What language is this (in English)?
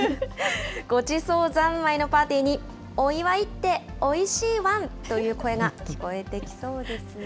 Japanese